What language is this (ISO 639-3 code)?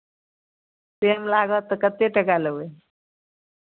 mai